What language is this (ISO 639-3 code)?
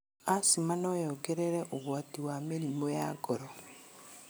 kik